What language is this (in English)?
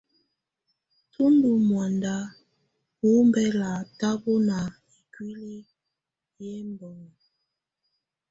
Tunen